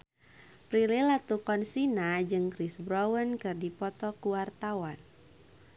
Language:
Sundanese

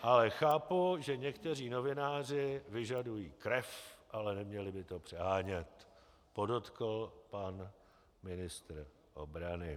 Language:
Czech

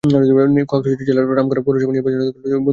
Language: Bangla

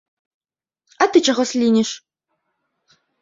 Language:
Belarusian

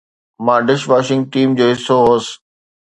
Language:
Sindhi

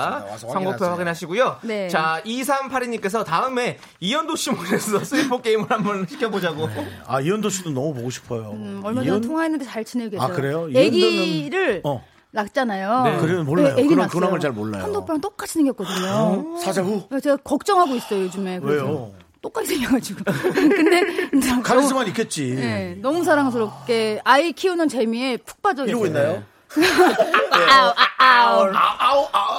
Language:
Korean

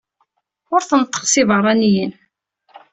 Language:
Kabyle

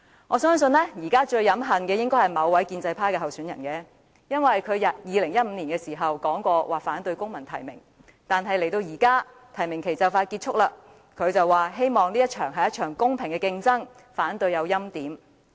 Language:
Cantonese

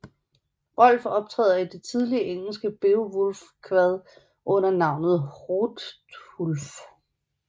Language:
Danish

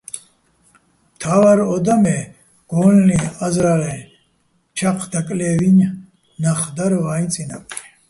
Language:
Bats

